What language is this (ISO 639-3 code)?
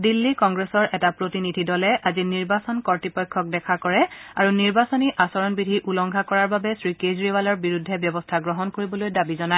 asm